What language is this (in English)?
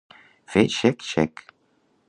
Catalan